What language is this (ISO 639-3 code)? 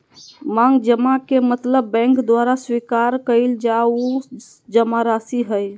mag